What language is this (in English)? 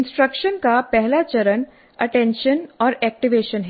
Hindi